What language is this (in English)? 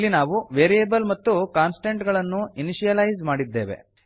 Kannada